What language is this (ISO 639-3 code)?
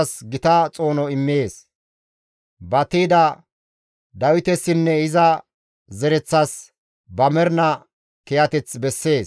gmv